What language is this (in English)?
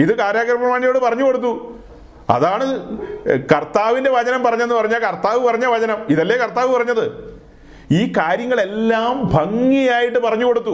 Malayalam